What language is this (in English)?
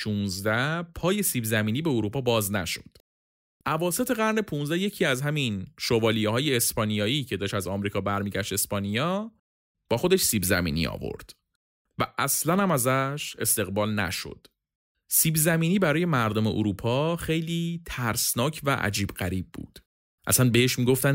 Persian